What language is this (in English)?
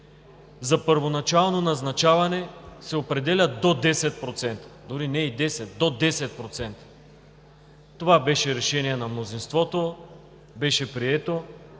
Bulgarian